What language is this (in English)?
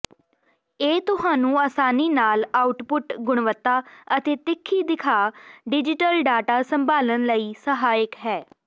Punjabi